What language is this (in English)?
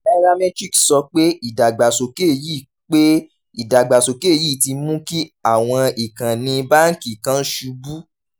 Yoruba